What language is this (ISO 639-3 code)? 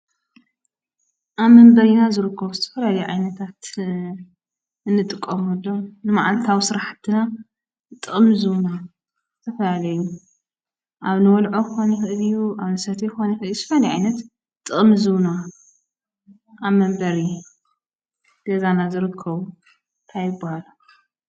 tir